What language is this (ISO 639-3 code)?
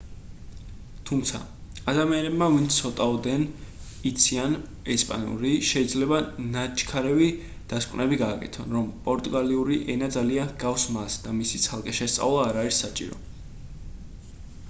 kat